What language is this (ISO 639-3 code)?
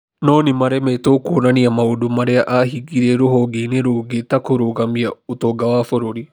kik